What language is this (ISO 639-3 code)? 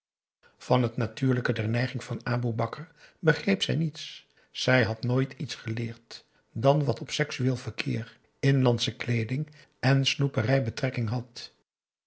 nld